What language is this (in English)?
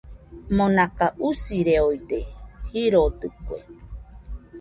Nüpode Huitoto